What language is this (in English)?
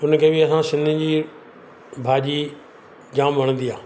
Sindhi